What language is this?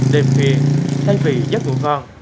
Vietnamese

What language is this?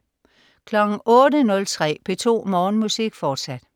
Danish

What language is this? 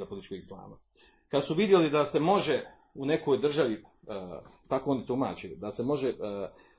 Croatian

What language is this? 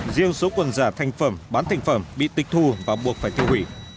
Vietnamese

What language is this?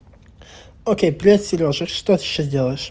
Russian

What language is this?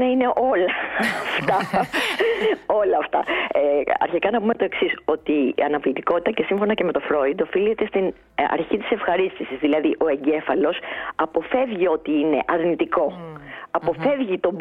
Greek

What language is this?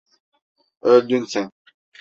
Turkish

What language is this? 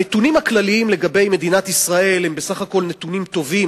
Hebrew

